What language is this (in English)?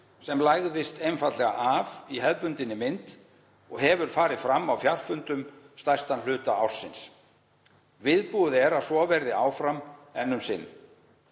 Icelandic